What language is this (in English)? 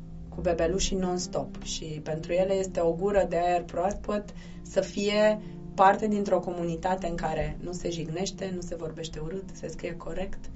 Romanian